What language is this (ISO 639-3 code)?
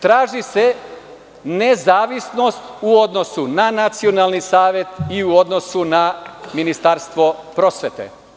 srp